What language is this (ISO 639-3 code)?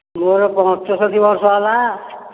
ori